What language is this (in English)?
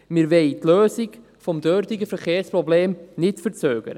Swiss German